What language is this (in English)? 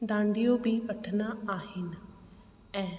Sindhi